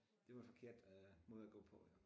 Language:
Danish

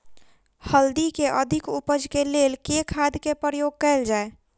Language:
Maithili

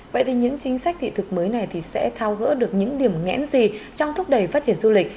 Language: Vietnamese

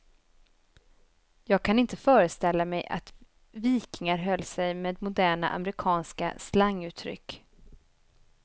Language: Swedish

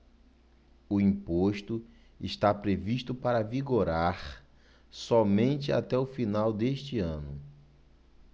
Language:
Portuguese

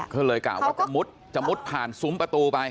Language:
Thai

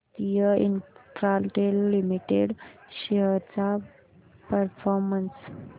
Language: Marathi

